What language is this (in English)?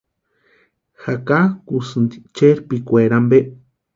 Western Highland Purepecha